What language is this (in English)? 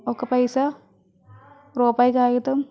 Telugu